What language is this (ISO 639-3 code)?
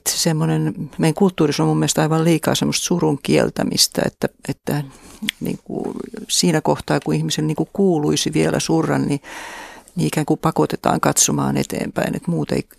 fin